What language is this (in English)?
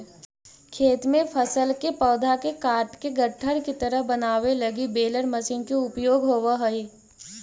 Magahi